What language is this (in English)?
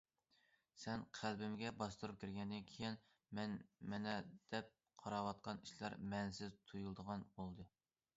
Uyghur